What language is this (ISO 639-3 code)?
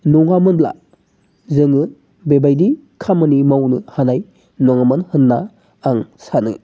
brx